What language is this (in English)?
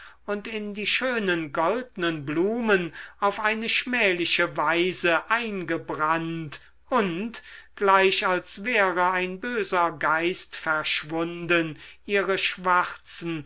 German